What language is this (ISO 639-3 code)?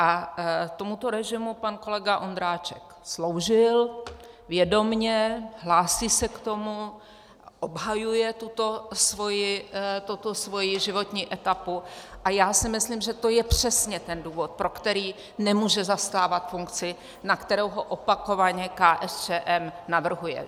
ces